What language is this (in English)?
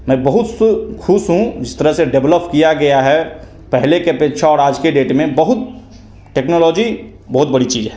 Hindi